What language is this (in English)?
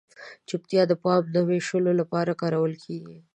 Pashto